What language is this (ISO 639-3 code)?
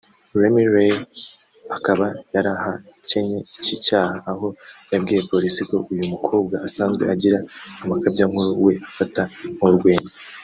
kin